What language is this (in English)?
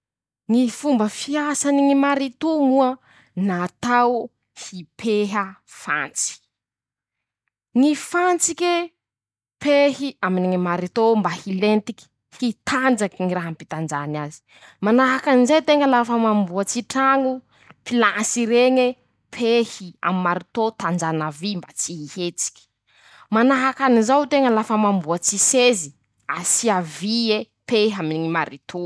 Masikoro Malagasy